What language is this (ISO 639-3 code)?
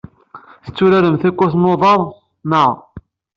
kab